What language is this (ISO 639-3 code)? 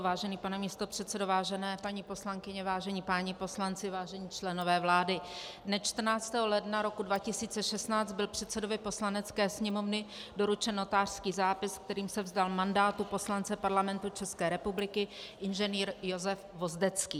ces